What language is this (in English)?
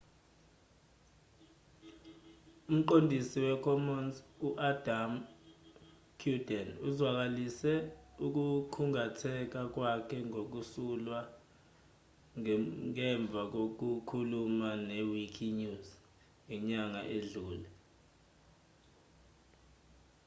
Zulu